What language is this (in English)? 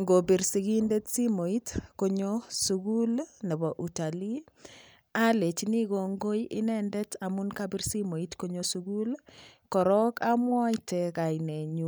Kalenjin